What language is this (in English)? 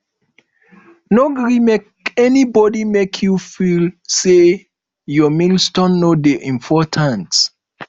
Nigerian Pidgin